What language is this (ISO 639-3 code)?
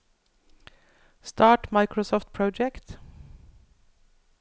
nor